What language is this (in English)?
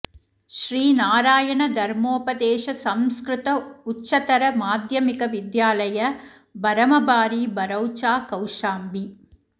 Sanskrit